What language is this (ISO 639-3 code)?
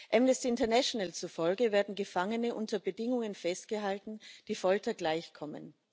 deu